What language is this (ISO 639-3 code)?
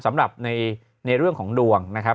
tha